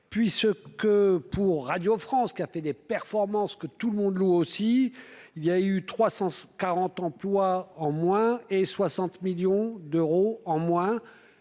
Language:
French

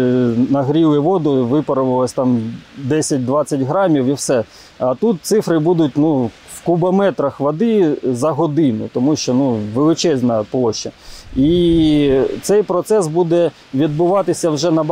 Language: Ukrainian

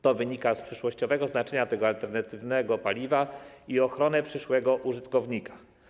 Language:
Polish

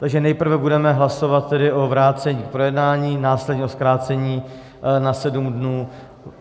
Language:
Czech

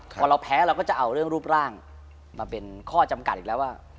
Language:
Thai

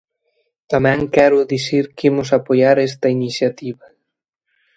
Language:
Galician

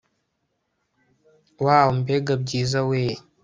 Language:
Kinyarwanda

